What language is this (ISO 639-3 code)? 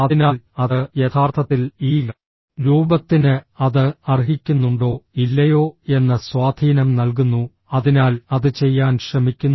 mal